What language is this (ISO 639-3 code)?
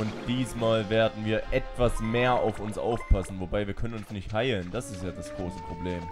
deu